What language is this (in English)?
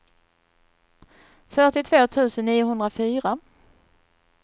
Swedish